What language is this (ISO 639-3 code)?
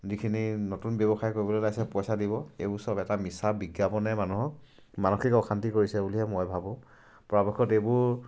asm